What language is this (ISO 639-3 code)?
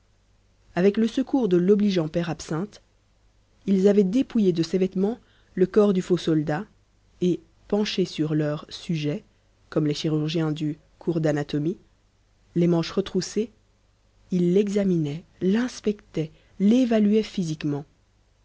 fra